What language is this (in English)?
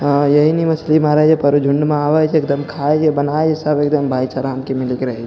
Maithili